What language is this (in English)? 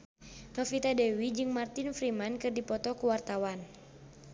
Sundanese